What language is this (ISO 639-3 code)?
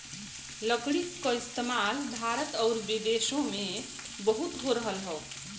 bho